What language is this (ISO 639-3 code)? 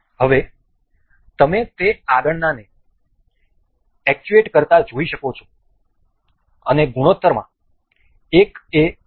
guj